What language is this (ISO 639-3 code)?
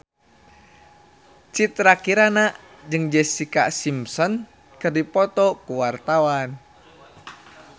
sun